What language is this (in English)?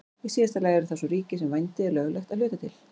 Icelandic